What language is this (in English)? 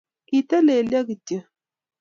Kalenjin